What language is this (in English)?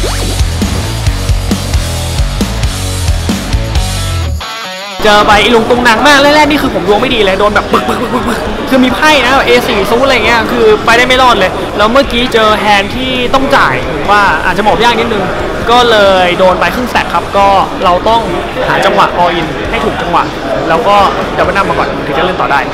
Thai